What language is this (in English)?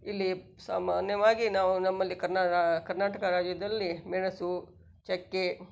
Kannada